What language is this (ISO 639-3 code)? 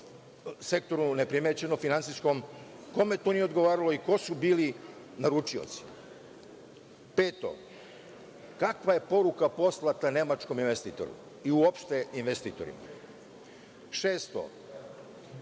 srp